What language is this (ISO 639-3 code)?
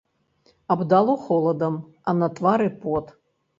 bel